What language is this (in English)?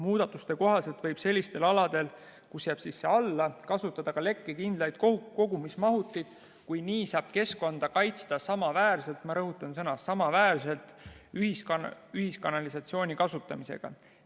Estonian